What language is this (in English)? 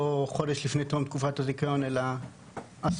Hebrew